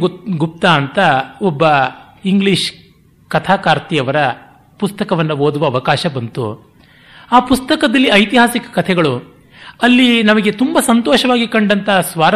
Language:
Kannada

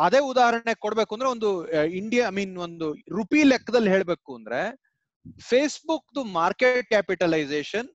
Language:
Kannada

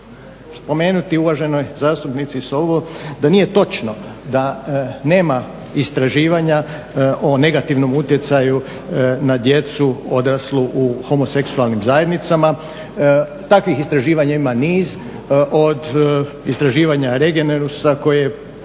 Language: Croatian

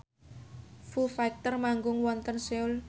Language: Javanese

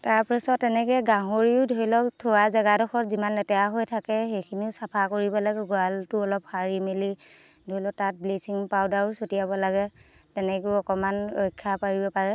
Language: Assamese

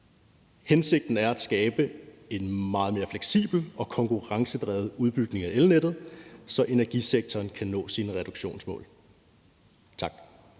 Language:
Danish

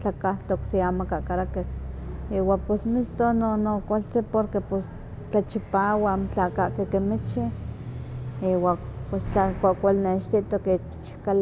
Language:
Huaxcaleca Nahuatl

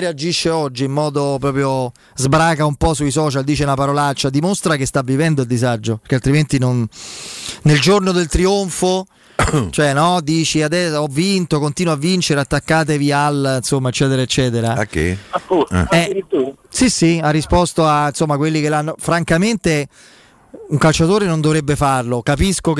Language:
Italian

